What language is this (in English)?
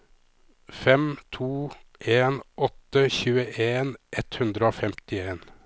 Norwegian